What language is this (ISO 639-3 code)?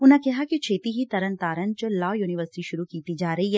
pan